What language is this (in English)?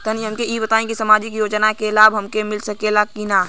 Bhojpuri